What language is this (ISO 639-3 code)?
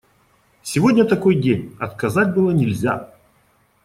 rus